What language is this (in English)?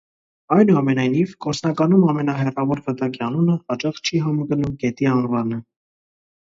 Armenian